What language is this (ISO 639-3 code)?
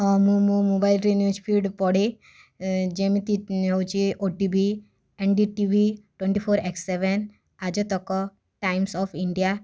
ori